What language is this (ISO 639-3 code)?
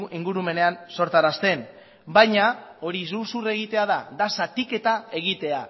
eus